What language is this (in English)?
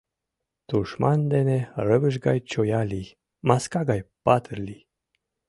Mari